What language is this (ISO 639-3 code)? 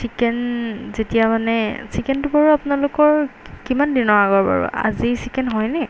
asm